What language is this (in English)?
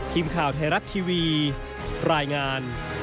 Thai